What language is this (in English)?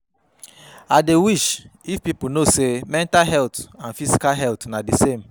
Nigerian Pidgin